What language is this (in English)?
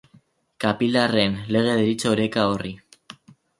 Basque